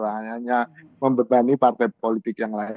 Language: Indonesian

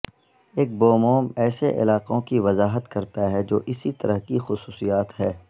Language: Urdu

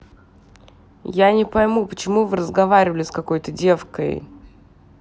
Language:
Russian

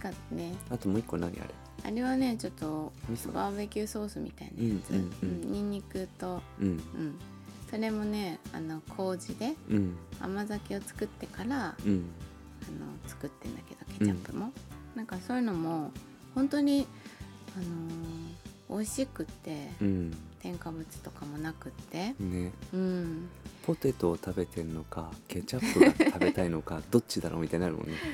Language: Japanese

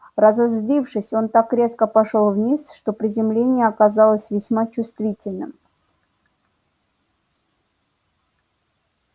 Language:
Russian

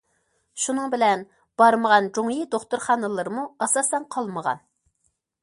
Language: Uyghur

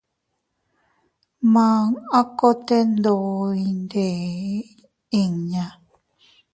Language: Teutila Cuicatec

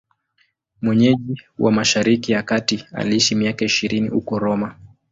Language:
Swahili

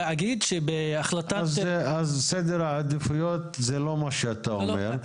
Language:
Hebrew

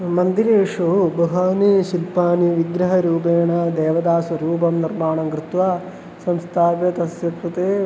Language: Sanskrit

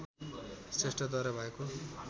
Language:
Nepali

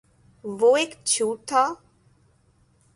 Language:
Urdu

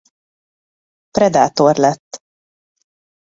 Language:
Hungarian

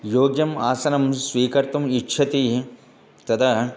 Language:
Sanskrit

